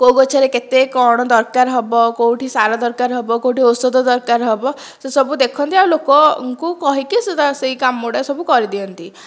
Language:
Odia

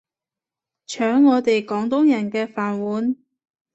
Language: Cantonese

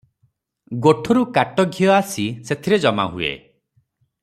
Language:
Odia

